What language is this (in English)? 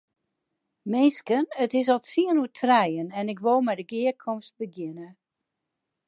Western Frisian